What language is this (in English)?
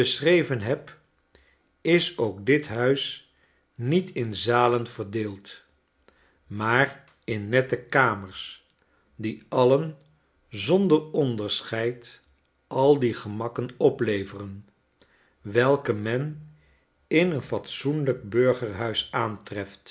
Dutch